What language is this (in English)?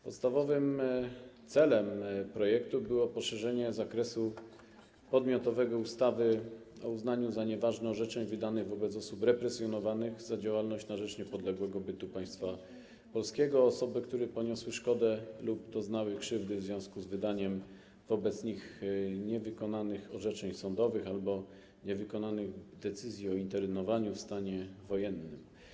Polish